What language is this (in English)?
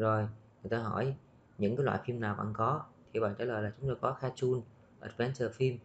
Vietnamese